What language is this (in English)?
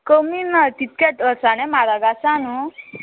Konkani